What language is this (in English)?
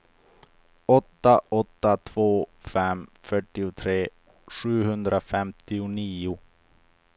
Swedish